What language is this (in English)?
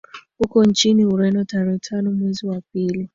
Swahili